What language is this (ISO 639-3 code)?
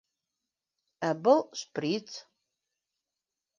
bak